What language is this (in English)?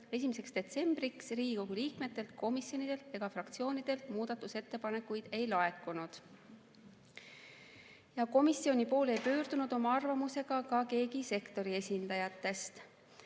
Estonian